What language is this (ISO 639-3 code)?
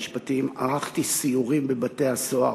heb